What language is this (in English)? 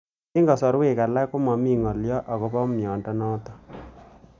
Kalenjin